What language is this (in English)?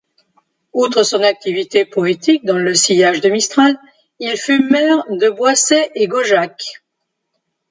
French